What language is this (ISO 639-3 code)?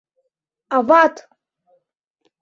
chm